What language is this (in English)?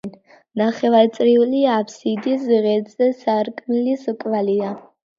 Georgian